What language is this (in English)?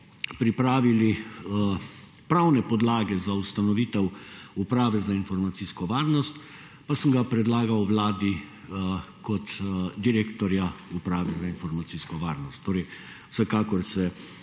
Slovenian